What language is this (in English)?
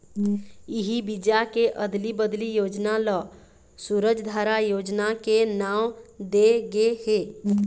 Chhattisgarhi